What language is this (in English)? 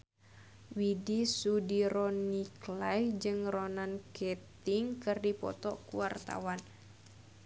Sundanese